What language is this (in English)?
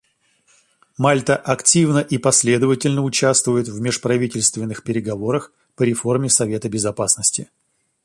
Russian